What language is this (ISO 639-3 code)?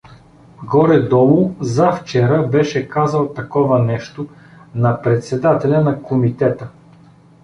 bul